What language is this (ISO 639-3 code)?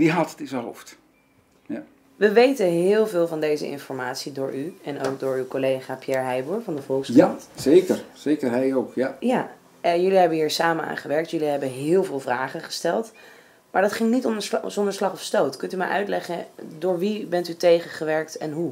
nld